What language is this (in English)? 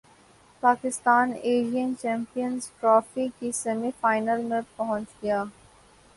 Urdu